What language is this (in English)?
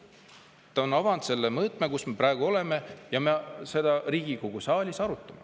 Estonian